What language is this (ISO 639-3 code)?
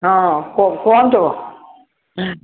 ori